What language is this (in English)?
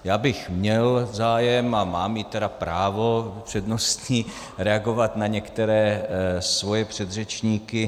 Czech